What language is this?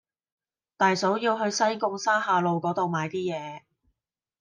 Cantonese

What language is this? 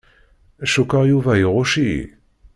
Kabyle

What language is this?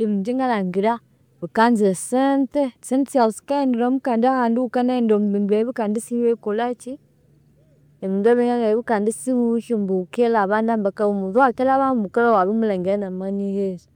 Konzo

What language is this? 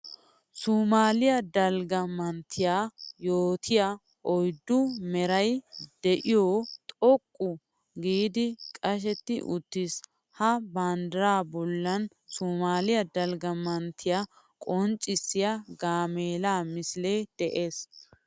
Wolaytta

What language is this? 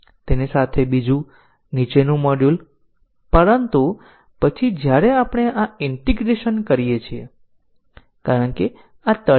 Gujarati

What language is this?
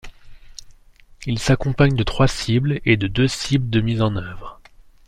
French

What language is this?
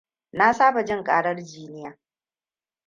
Hausa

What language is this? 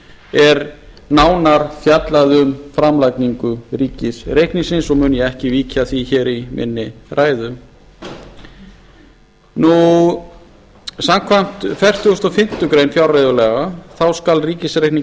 Icelandic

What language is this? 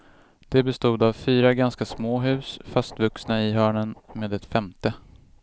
Swedish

